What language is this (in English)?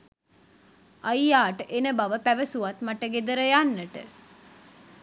Sinhala